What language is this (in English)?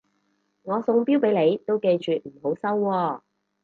Cantonese